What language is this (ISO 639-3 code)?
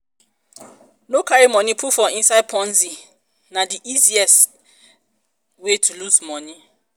pcm